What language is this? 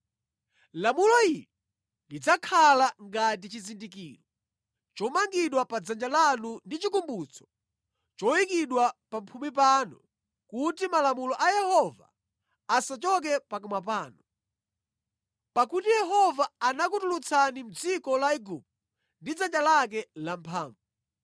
Nyanja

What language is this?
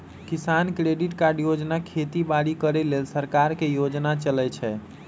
Magahi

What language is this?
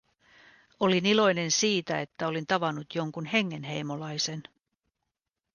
Finnish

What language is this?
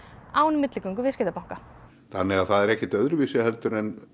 Icelandic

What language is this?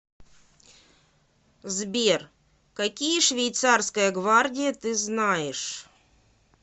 Russian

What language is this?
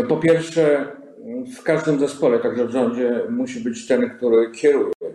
Polish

